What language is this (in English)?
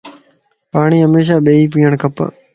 Lasi